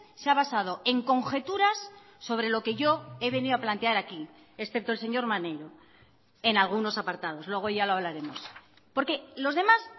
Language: Spanish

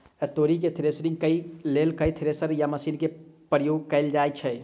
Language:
Maithili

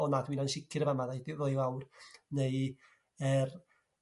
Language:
Welsh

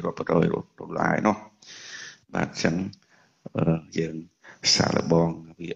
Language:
Vietnamese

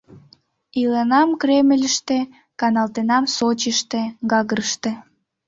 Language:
Mari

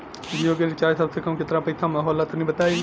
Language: Bhojpuri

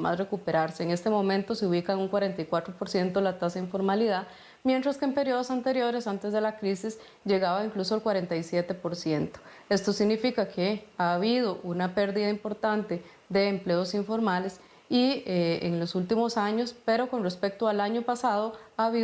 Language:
Spanish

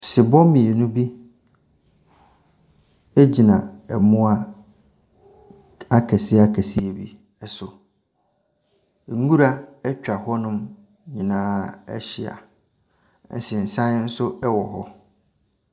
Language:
Akan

